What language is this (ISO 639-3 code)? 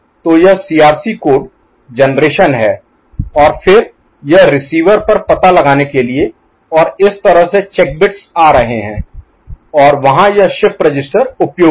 hin